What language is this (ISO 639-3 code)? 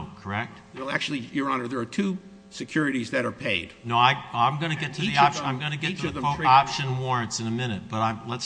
eng